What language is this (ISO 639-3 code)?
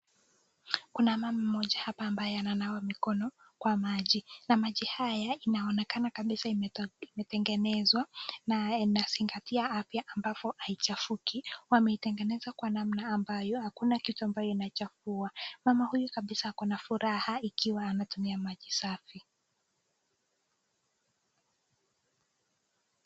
swa